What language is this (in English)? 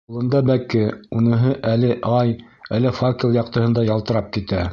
Bashkir